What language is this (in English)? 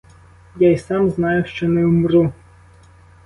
Ukrainian